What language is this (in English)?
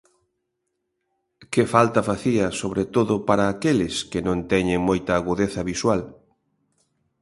Galician